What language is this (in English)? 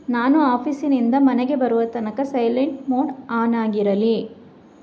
Kannada